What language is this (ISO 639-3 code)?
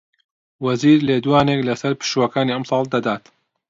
ckb